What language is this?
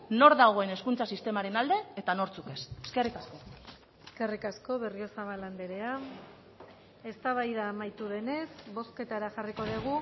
Basque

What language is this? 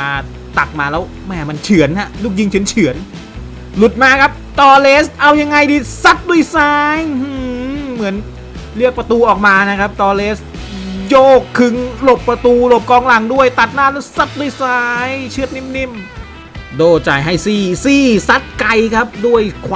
Thai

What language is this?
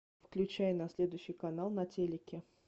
Russian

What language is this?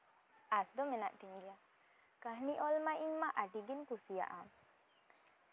Santali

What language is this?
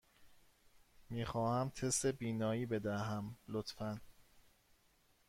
Persian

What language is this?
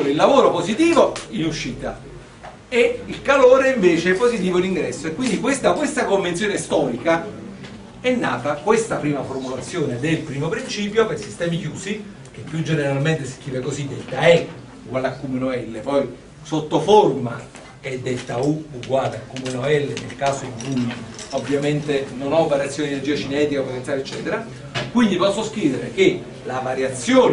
Italian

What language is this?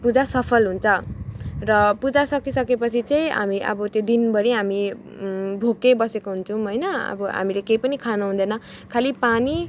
Nepali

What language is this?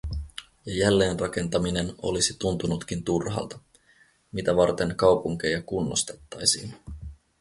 Finnish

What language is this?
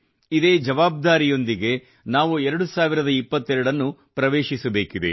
Kannada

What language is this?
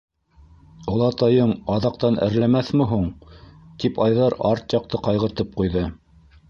Bashkir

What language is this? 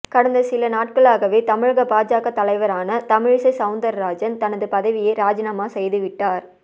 Tamil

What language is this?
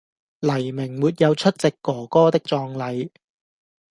Cantonese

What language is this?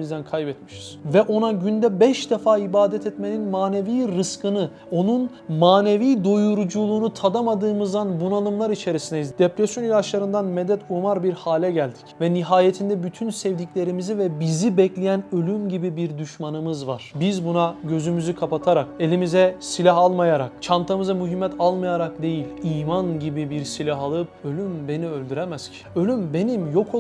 Turkish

